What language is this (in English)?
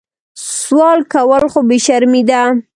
Pashto